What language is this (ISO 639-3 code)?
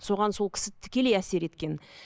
kaz